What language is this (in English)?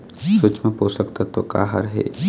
Chhattisgarhi